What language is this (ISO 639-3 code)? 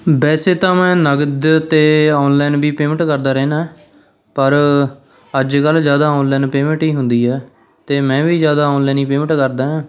pan